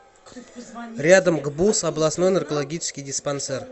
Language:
Russian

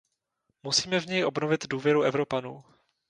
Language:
Czech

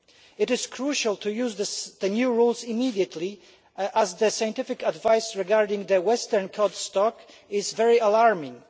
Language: English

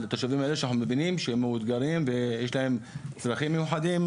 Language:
Hebrew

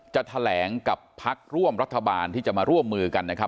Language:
Thai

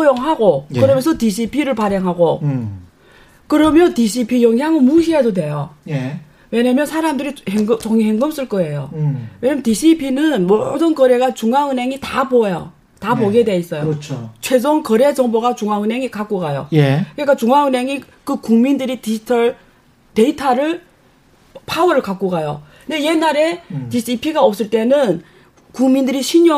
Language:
Korean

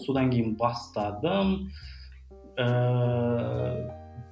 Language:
Kazakh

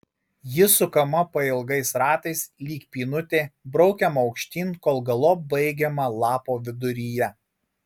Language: Lithuanian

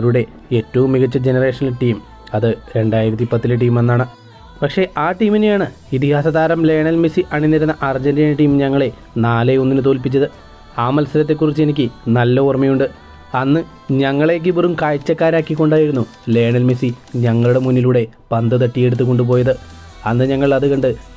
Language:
Malayalam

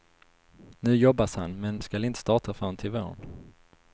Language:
Swedish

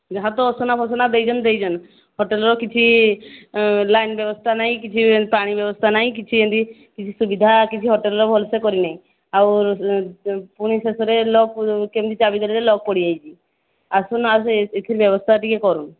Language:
Odia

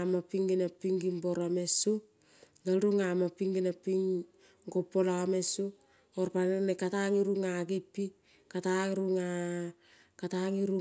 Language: Kol (Papua New Guinea)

